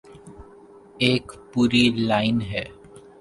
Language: Urdu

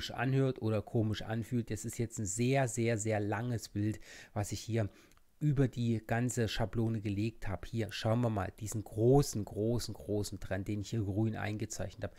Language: German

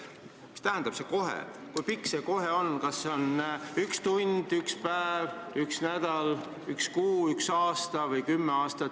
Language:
Estonian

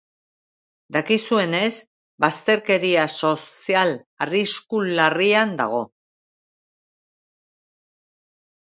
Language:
Basque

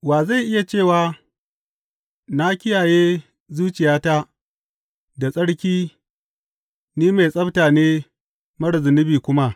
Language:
Hausa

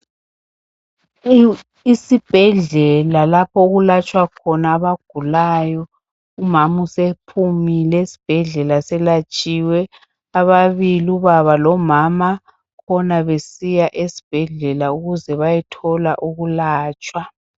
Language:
North Ndebele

